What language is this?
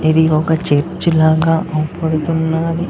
Telugu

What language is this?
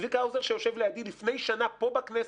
Hebrew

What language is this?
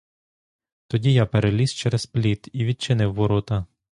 Ukrainian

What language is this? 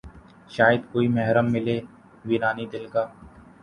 Urdu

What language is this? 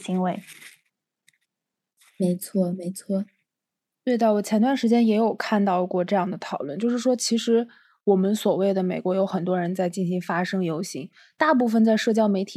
Chinese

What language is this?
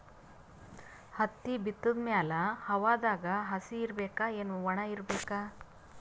Kannada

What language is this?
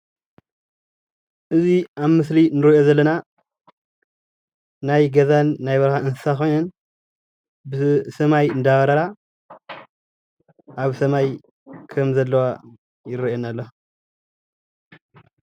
Tigrinya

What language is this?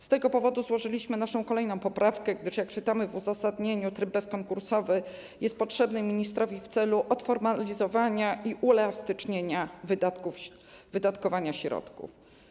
Polish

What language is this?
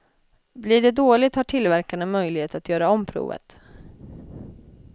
Swedish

